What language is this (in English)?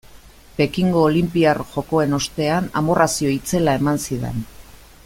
Basque